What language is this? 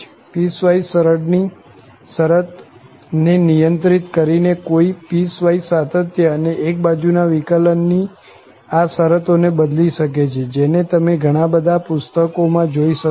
Gujarati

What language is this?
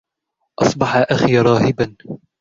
Arabic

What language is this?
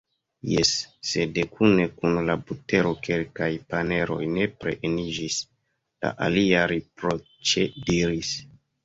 Esperanto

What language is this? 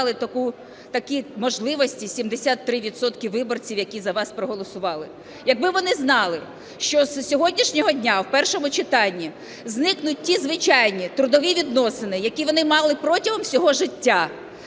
Ukrainian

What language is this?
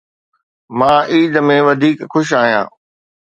Sindhi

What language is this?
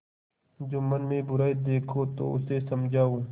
Hindi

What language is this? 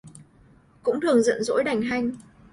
Vietnamese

